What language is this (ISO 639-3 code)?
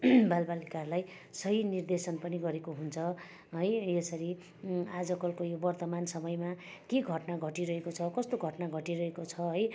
nep